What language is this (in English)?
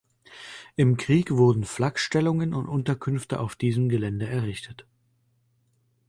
German